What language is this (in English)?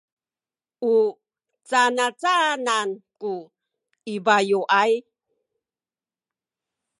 Sakizaya